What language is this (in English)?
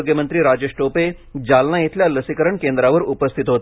Marathi